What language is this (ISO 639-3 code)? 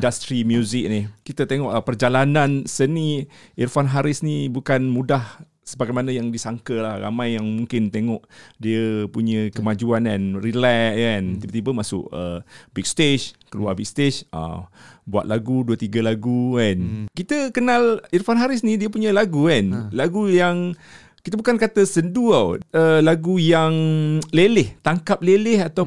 msa